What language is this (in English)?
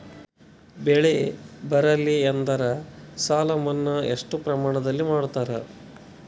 Kannada